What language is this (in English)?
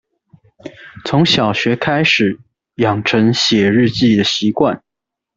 Chinese